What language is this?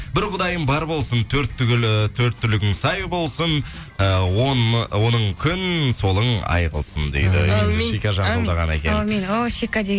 Kazakh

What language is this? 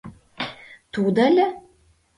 Mari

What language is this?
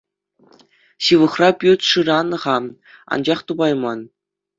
Chuvash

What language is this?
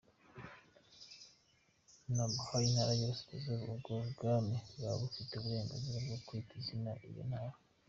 Kinyarwanda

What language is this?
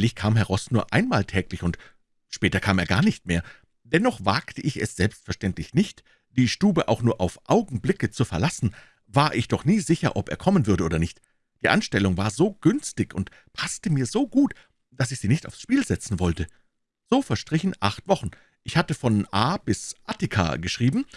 German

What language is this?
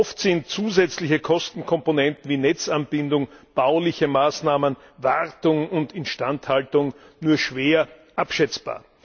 German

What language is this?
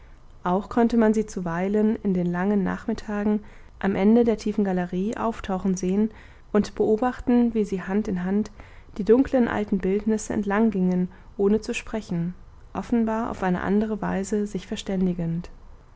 German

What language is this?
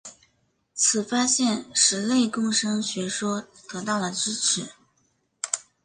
Chinese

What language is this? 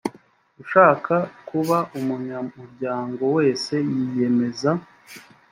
Kinyarwanda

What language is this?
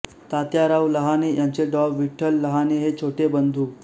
Marathi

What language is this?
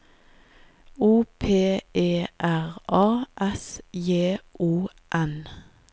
Norwegian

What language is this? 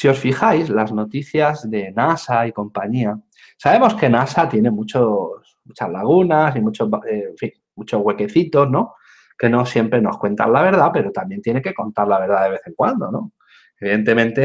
Spanish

